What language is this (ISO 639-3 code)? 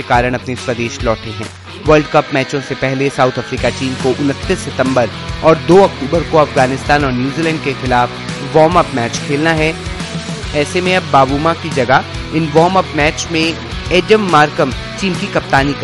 hin